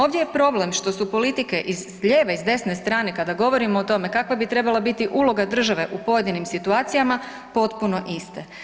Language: Croatian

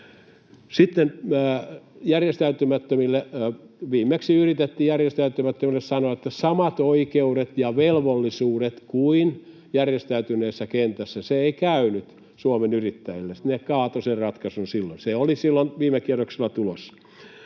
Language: Finnish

